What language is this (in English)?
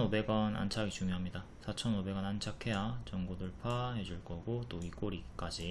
Korean